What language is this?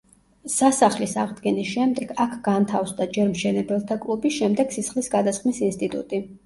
Georgian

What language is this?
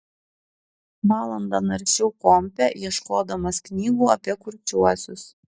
Lithuanian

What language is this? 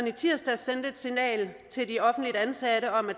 Danish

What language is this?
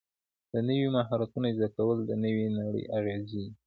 Pashto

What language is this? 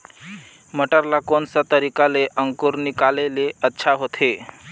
Chhattisgarhi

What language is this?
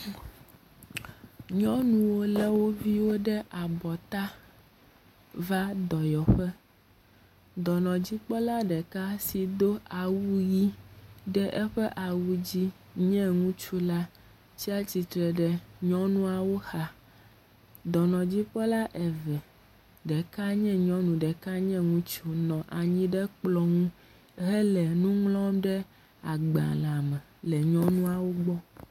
Ewe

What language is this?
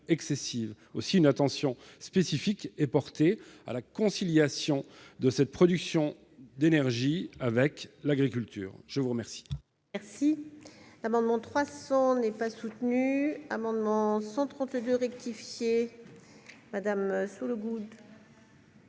French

